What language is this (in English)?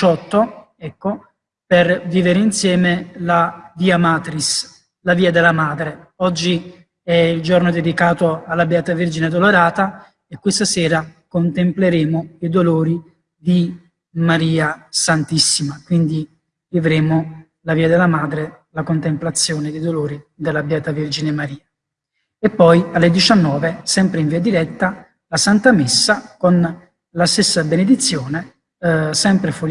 Italian